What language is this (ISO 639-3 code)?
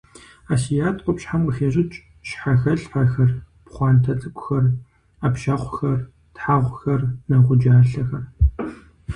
kbd